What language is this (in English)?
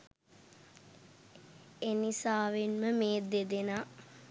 Sinhala